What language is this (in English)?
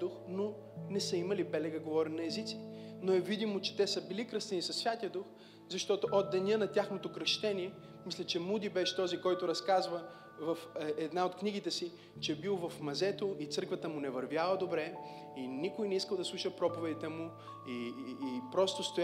Bulgarian